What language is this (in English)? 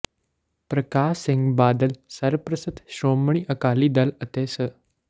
Punjabi